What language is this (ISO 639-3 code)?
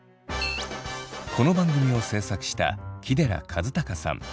jpn